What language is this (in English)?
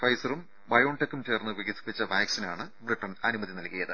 Malayalam